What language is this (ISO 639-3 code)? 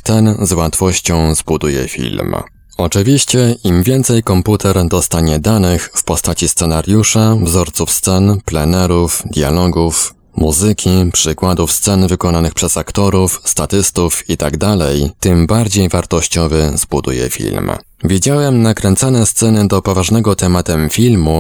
pol